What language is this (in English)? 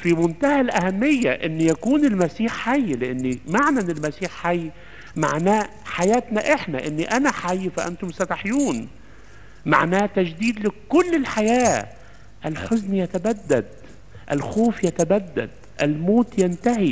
Arabic